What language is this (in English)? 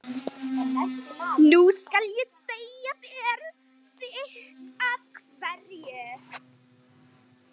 Icelandic